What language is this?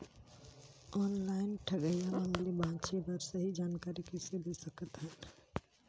Chhattisgarhi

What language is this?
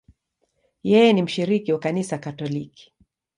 Swahili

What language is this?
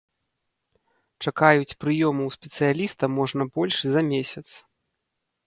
Belarusian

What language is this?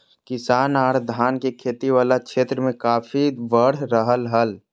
Magahi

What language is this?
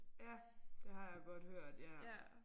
Danish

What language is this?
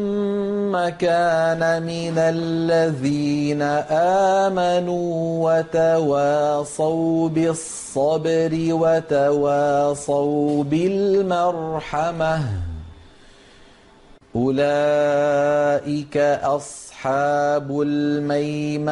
Arabic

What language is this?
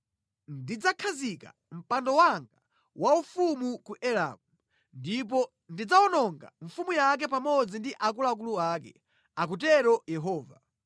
Nyanja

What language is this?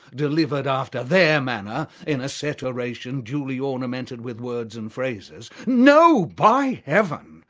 English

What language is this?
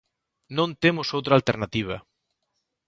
Galician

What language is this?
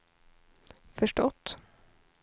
Swedish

